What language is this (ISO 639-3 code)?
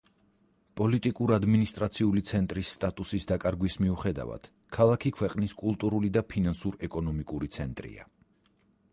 kat